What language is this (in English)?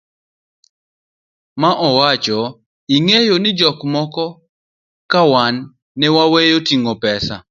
Luo (Kenya and Tanzania)